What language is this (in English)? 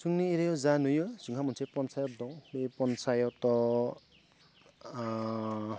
Bodo